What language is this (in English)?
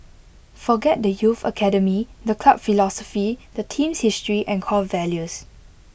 English